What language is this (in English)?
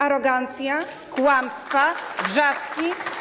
Polish